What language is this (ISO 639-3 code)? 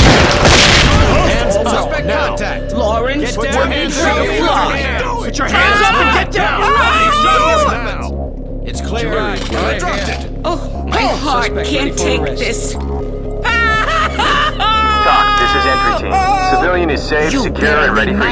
eng